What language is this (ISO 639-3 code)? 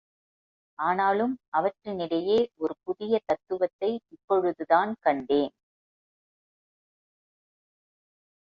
tam